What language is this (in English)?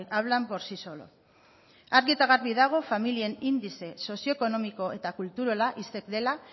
Basque